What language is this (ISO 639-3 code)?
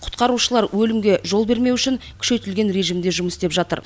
kaz